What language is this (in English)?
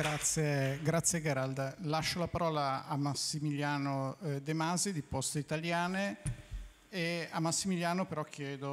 Italian